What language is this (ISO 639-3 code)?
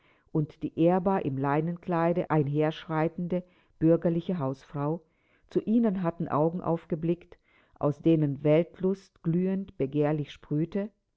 deu